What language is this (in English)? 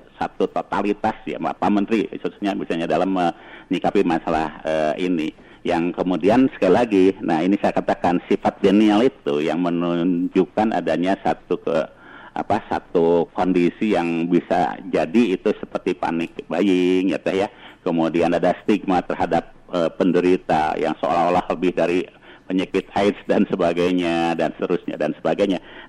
Indonesian